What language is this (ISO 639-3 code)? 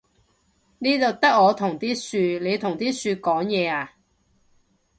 yue